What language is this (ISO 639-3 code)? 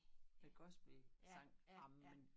dan